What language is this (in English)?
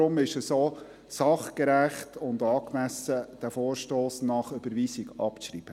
Swiss German